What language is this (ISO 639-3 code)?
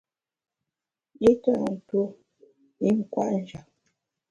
bax